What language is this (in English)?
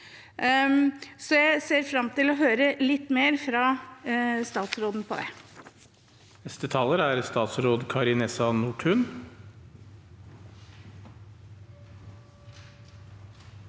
Norwegian